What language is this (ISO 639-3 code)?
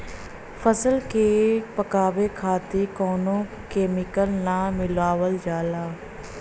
bho